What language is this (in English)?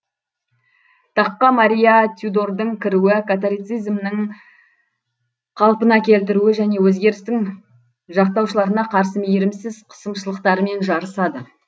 Kazakh